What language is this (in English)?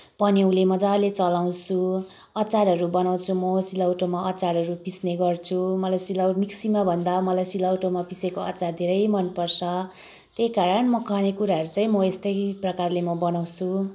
Nepali